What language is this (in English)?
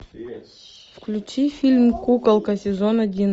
Russian